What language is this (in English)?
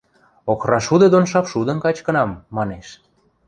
Western Mari